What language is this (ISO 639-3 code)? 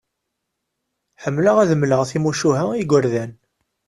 kab